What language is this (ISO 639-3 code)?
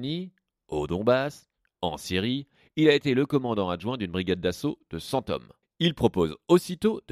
fra